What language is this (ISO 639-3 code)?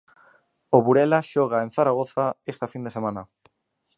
glg